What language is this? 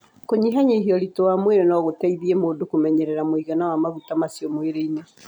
Kikuyu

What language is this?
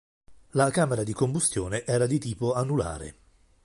Italian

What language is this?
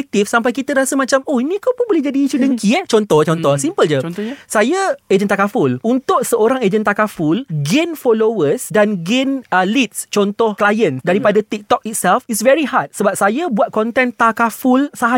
Malay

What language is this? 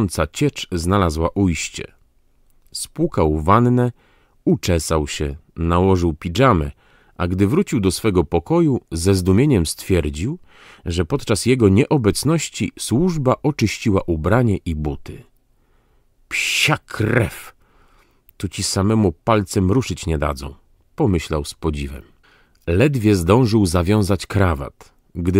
Polish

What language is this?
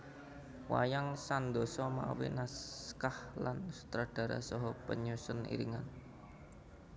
Javanese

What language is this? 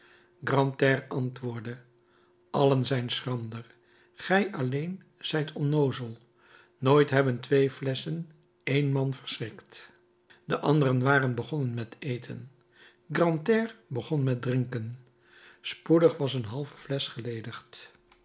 Dutch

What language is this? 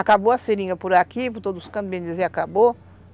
Portuguese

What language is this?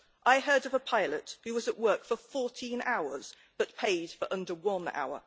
English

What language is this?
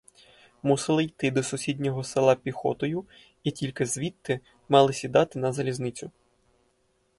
Ukrainian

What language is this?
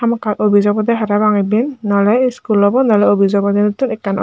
Chakma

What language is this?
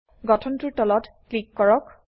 Assamese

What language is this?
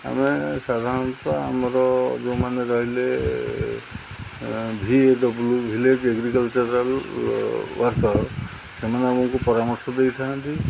Odia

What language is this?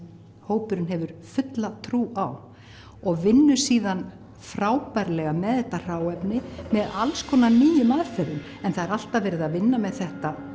Icelandic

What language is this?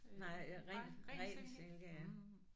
Danish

